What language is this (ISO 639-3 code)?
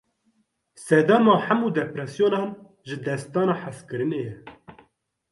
kur